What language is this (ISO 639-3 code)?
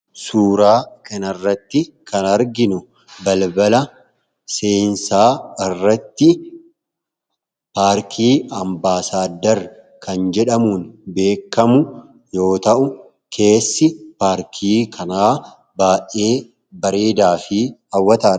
orm